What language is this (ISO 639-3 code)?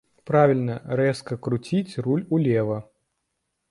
bel